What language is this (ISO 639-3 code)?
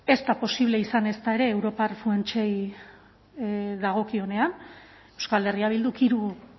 eus